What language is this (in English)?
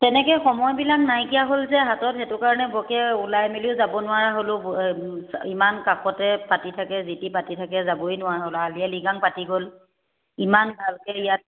Assamese